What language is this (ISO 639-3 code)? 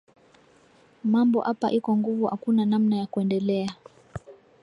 swa